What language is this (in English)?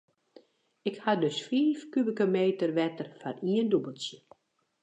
Western Frisian